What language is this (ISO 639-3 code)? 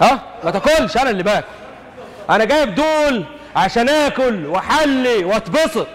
ara